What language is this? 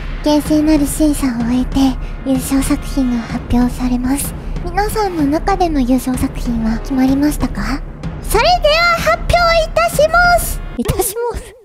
Japanese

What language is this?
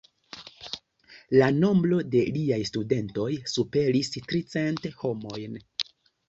Esperanto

